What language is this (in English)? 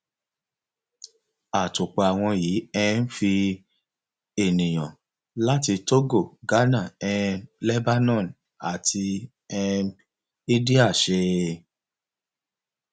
Yoruba